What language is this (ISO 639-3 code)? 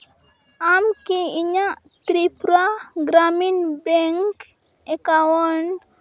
sat